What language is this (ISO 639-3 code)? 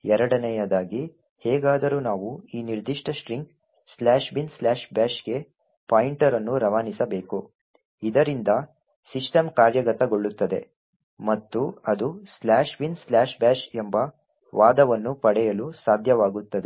kan